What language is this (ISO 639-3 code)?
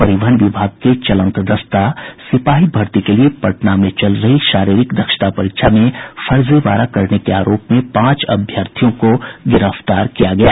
hin